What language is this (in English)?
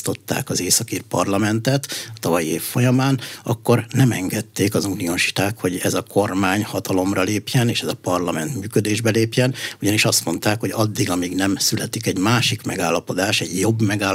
Hungarian